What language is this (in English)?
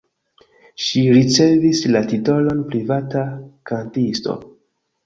Esperanto